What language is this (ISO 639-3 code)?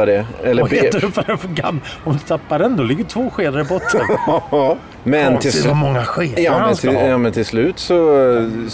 swe